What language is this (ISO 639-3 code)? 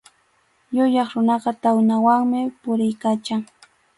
qxu